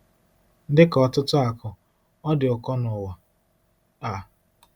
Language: Igbo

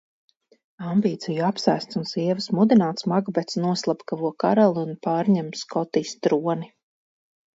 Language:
Latvian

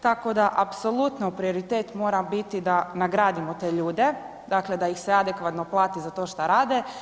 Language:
Croatian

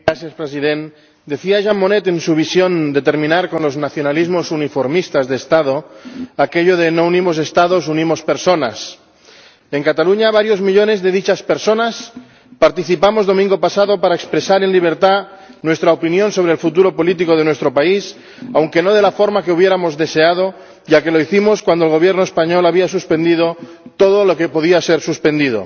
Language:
Spanish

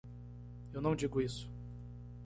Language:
Portuguese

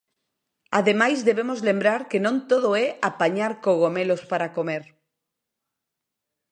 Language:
Galician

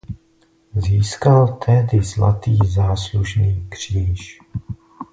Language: Czech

